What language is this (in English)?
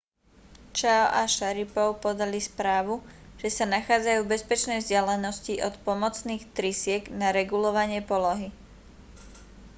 Slovak